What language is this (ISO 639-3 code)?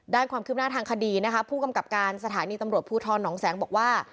tha